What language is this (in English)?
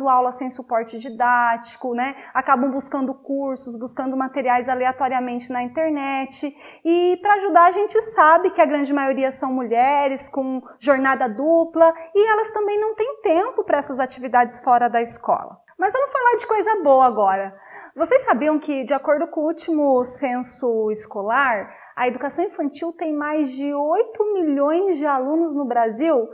Portuguese